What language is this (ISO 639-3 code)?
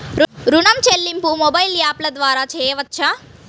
tel